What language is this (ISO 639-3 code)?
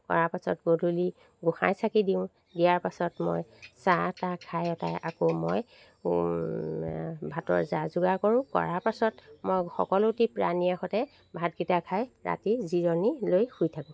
asm